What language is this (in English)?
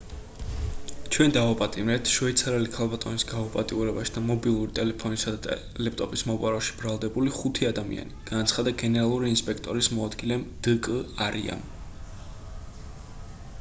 Georgian